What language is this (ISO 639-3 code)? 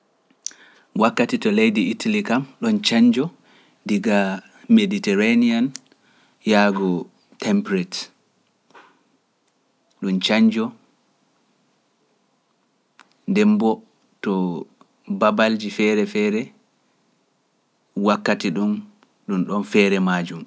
fuf